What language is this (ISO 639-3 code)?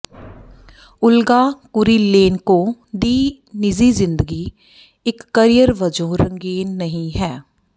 pan